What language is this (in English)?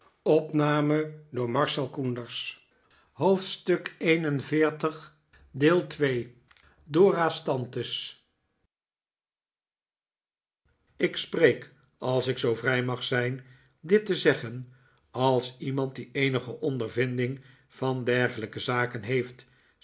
Dutch